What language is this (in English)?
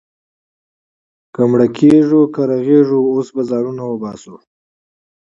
Pashto